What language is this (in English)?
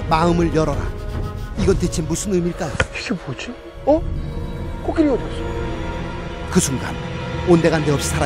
Korean